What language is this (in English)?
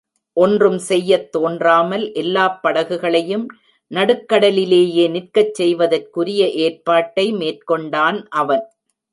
Tamil